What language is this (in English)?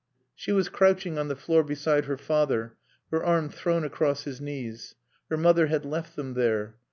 English